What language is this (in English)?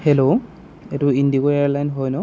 Assamese